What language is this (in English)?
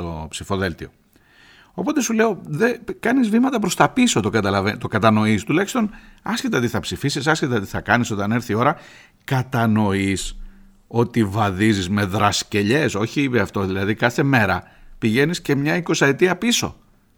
Greek